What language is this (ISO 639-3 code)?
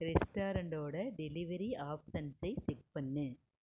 tam